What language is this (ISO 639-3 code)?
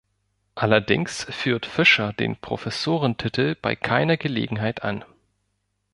deu